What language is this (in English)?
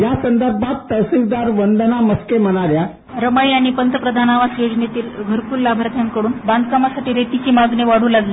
Marathi